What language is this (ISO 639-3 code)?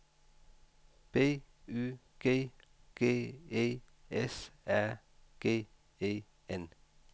dan